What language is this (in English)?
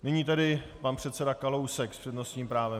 Czech